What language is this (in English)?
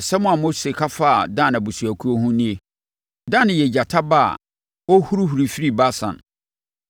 Akan